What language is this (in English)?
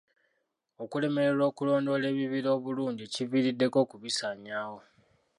Ganda